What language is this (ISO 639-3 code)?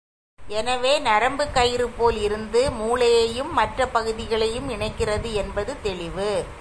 tam